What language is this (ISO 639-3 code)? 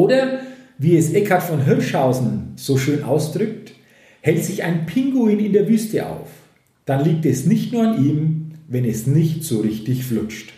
deu